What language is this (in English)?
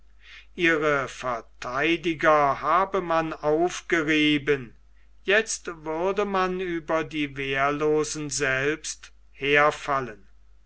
German